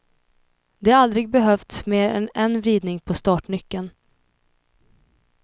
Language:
Swedish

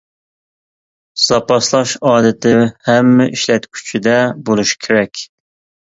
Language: Uyghur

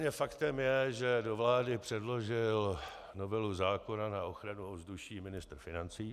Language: Czech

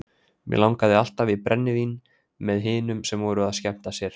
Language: Icelandic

